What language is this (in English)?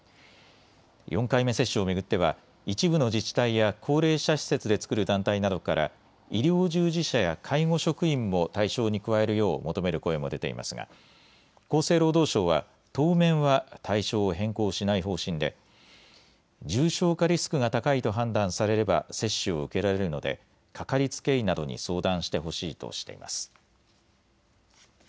Japanese